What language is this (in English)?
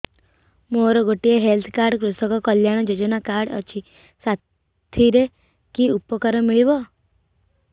Odia